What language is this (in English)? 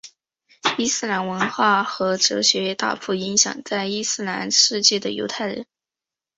Chinese